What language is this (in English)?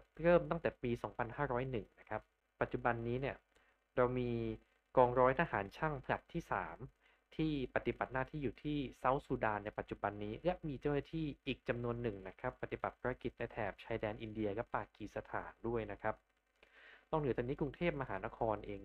Thai